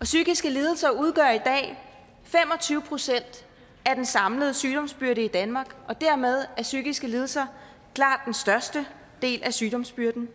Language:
Danish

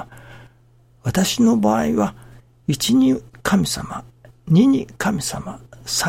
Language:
Japanese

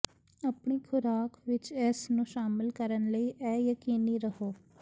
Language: Punjabi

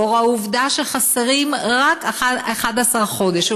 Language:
Hebrew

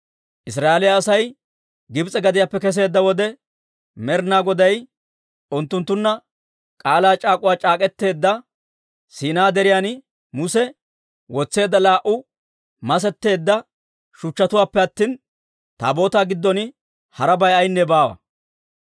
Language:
Dawro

